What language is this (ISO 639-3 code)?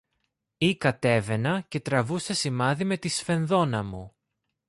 ell